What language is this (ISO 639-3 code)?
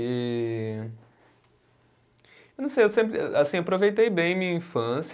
por